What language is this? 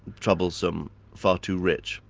English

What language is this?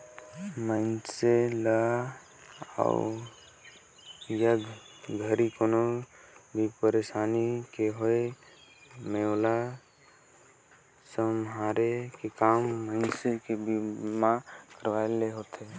Chhattisgarhi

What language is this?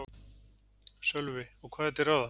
Icelandic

